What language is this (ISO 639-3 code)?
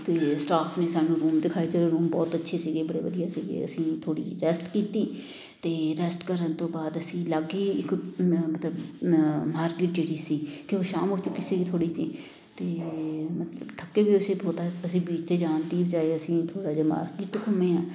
pan